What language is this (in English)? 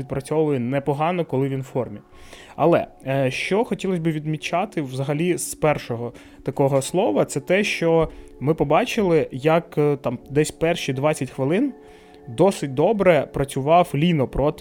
Ukrainian